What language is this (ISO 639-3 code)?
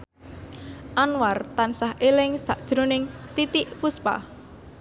jav